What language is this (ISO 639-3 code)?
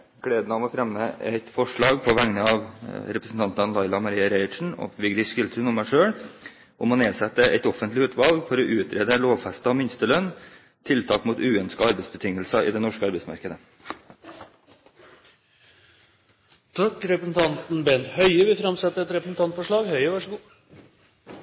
nor